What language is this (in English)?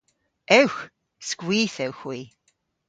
Cornish